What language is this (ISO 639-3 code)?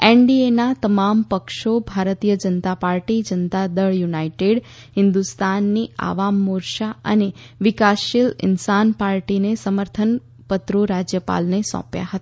guj